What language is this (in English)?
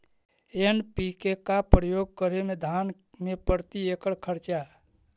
Magahi